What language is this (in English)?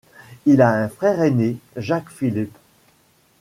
French